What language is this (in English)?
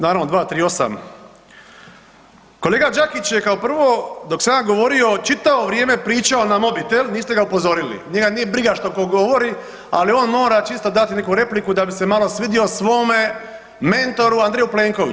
Croatian